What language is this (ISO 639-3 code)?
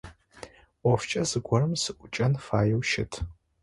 ady